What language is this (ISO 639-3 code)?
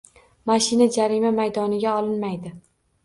uzb